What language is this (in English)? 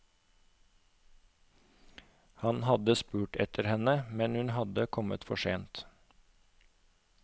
Norwegian